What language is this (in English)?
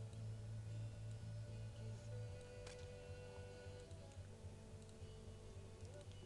Hindi